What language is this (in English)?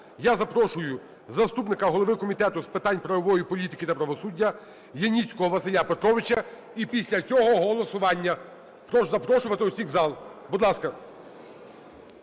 Ukrainian